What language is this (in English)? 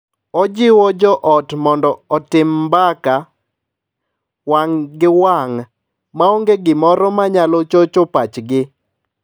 Luo (Kenya and Tanzania)